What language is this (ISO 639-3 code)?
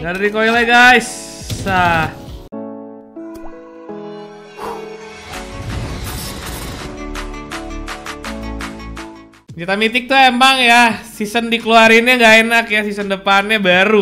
ind